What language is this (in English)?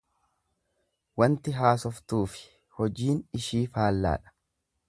Oromo